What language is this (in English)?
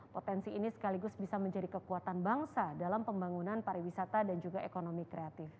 Indonesian